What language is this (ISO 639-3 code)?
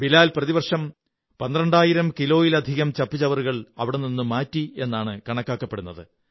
mal